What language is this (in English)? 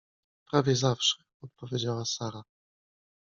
Polish